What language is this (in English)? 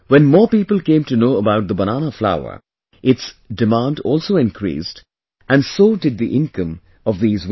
English